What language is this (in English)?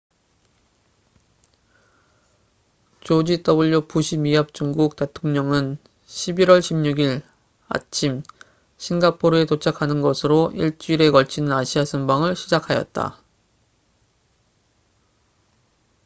Korean